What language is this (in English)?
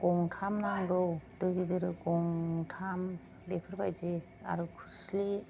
Bodo